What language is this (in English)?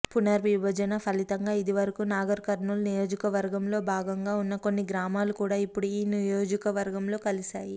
Telugu